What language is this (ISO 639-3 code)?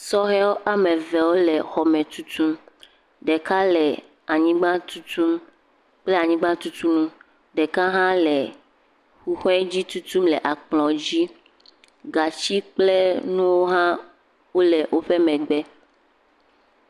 ewe